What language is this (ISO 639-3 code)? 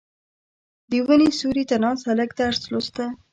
pus